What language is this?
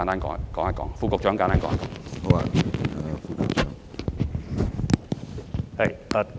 Cantonese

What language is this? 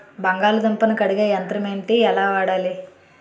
Telugu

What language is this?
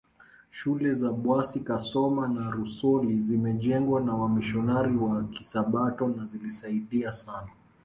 Swahili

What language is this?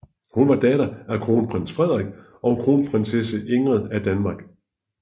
Danish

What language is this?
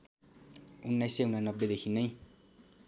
Nepali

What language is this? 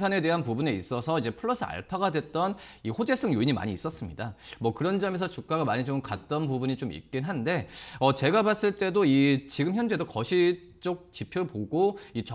Korean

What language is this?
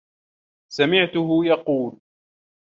Arabic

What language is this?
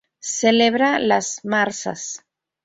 Spanish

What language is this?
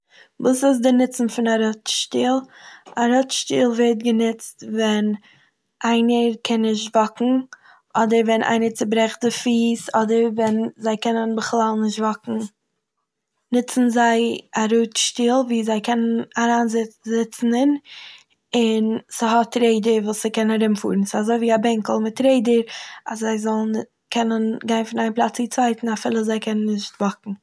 Yiddish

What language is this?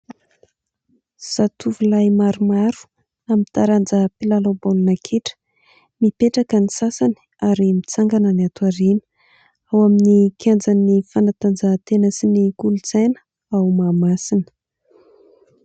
Malagasy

